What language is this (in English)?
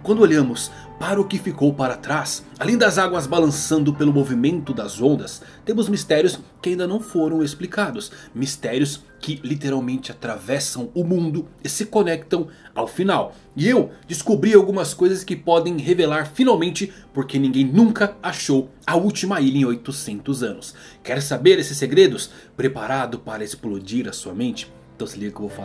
Portuguese